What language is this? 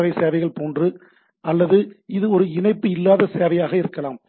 Tamil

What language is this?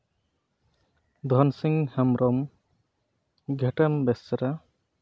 Santali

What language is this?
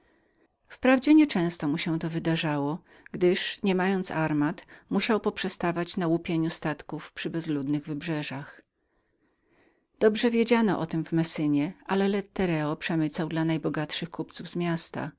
Polish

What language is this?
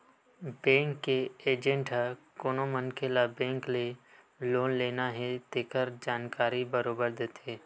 Chhattisgarhi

